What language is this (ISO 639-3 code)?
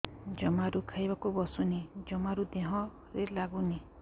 ori